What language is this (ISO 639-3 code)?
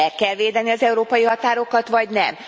hun